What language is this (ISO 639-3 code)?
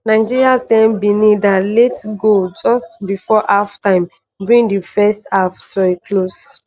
pcm